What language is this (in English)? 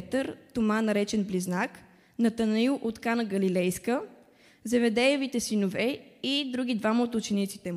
Bulgarian